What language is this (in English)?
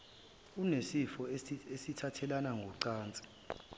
Zulu